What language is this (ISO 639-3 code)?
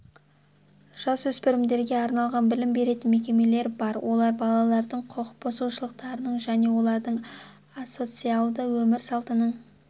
kaz